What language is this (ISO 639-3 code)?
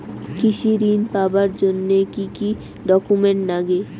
ben